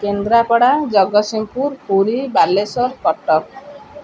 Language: Odia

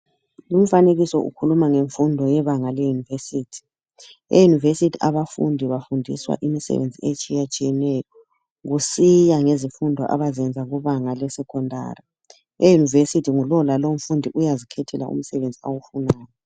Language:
North Ndebele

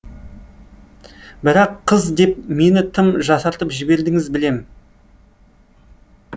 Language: Kazakh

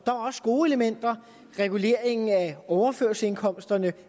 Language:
Danish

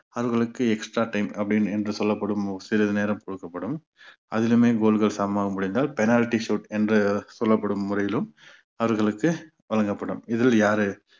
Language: Tamil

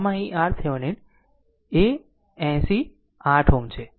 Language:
Gujarati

